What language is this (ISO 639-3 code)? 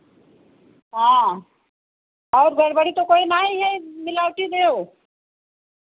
hin